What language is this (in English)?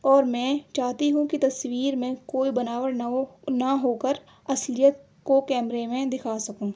Urdu